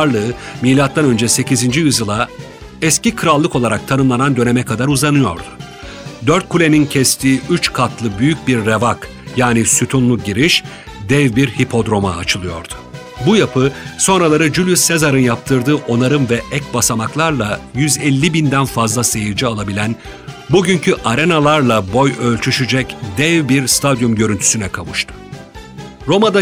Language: Turkish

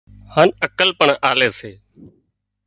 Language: Wadiyara Koli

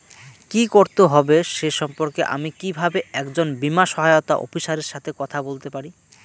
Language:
Bangla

